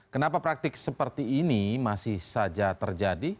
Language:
Indonesian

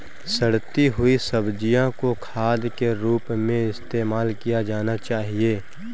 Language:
Hindi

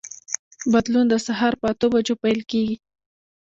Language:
Pashto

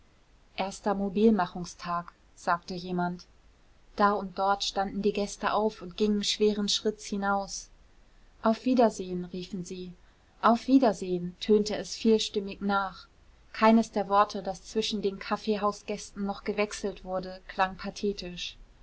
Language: German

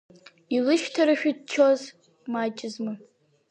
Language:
Abkhazian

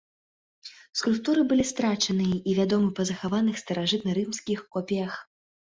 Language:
Belarusian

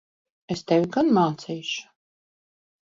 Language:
Latvian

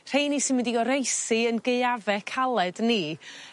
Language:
Welsh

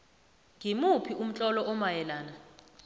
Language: South Ndebele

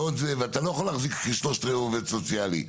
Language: Hebrew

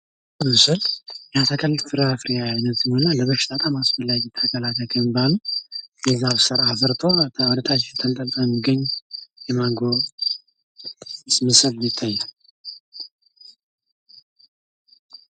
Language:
Amharic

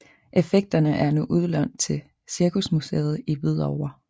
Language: Danish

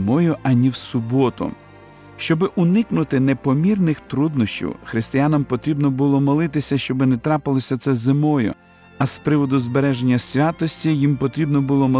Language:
Ukrainian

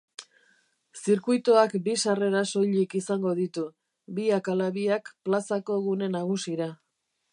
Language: Basque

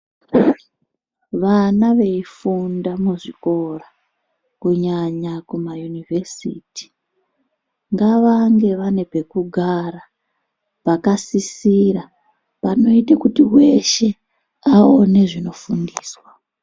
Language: Ndau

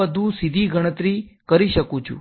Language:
Gujarati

